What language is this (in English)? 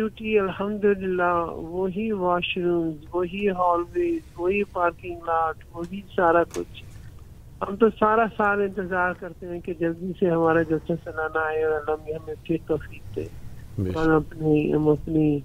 Urdu